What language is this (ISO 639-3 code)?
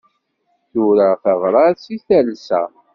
kab